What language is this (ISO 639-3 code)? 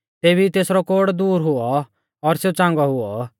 bfz